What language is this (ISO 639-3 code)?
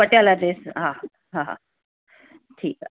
snd